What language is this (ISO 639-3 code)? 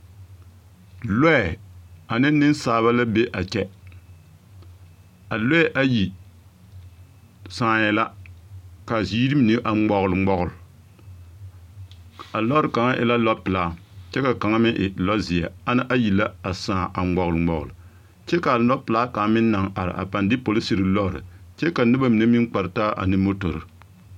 dga